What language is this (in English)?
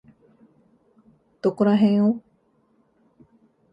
Japanese